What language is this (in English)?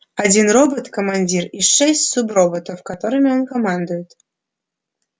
Russian